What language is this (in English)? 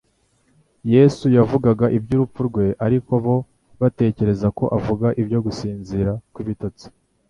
Kinyarwanda